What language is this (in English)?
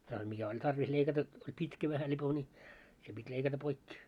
Finnish